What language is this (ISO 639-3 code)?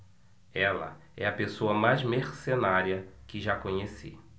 por